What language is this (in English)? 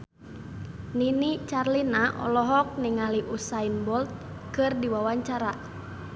Sundanese